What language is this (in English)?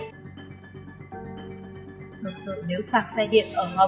Vietnamese